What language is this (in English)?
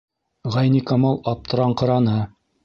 Bashkir